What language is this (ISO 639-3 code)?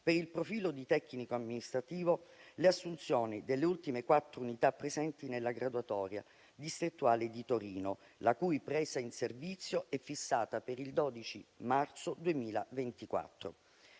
ita